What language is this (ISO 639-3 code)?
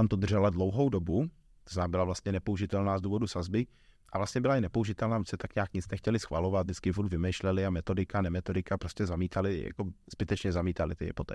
ces